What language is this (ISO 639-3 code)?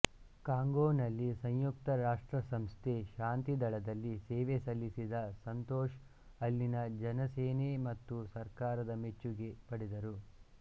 kan